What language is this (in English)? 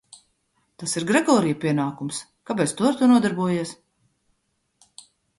Latvian